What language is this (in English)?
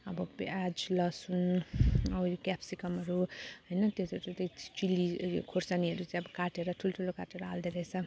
Nepali